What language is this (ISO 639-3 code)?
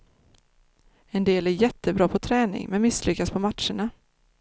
swe